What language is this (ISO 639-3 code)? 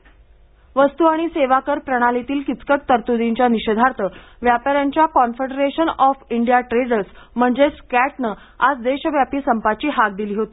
mar